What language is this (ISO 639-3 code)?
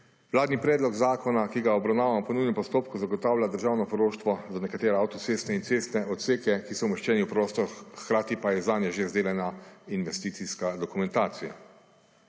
slv